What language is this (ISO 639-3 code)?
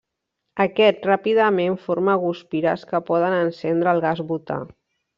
cat